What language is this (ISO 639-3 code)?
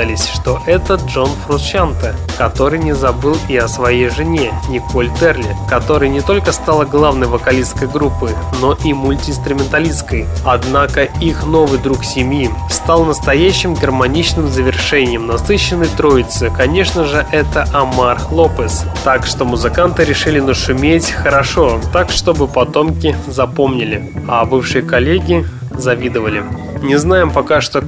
rus